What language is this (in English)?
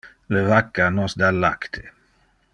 Interlingua